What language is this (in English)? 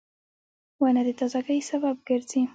Pashto